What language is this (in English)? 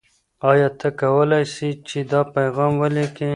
Pashto